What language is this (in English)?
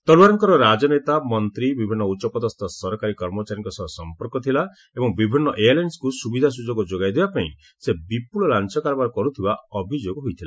Odia